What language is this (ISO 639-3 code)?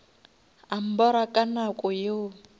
nso